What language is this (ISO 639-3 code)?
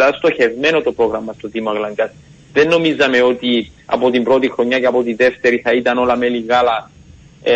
ell